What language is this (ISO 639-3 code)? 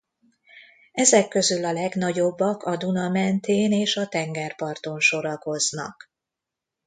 hun